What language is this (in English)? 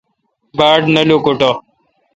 Kalkoti